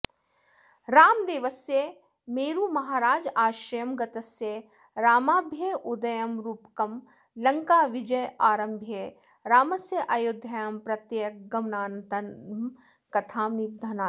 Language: Sanskrit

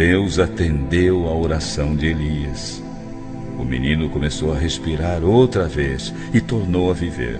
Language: Portuguese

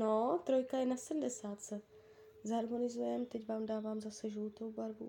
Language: Czech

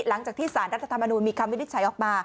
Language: Thai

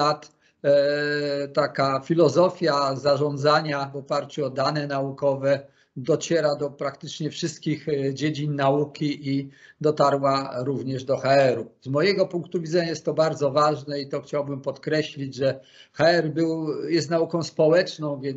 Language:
Polish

